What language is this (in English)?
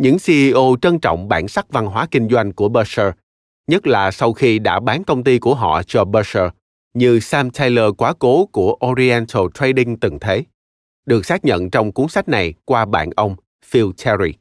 Vietnamese